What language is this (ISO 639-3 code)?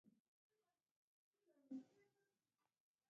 pus